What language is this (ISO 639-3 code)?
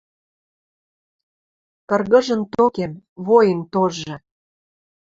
mrj